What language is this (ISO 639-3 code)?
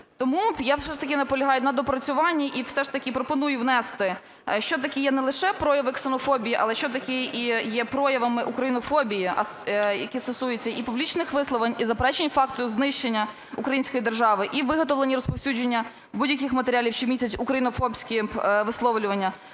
ukr